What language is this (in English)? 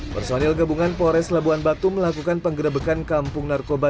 Indonesian